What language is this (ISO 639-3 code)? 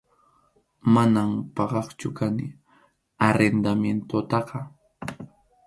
qxu